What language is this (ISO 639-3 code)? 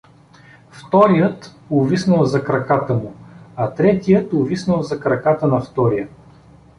bul